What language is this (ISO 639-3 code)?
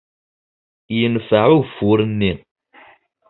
kab